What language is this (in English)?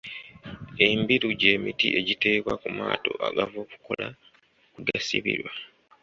Ganda